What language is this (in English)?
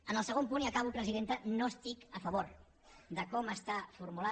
Catalan